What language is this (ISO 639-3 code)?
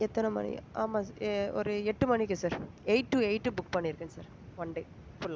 tam